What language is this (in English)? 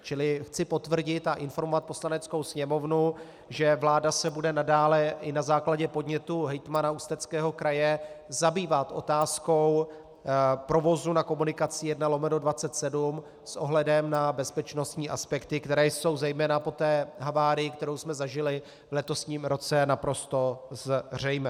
Czech